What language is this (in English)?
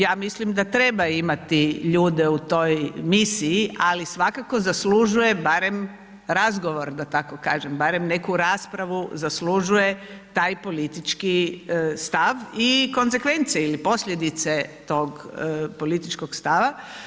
Croatian